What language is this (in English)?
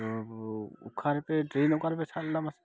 Santali